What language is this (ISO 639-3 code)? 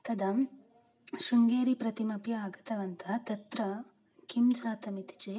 san